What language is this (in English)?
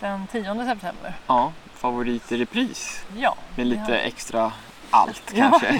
Swedish